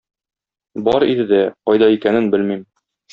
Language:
Tatar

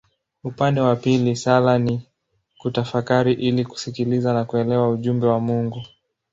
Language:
Swahili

